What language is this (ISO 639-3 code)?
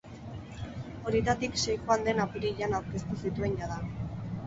eus